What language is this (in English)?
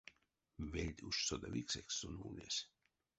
Erzya